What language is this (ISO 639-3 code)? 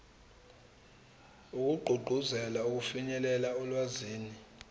zul